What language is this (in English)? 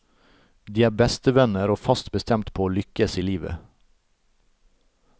Norwegian